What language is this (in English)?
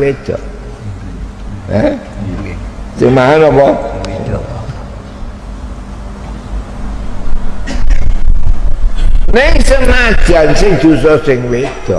Indonesian